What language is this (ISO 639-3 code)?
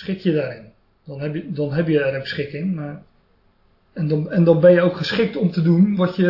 nld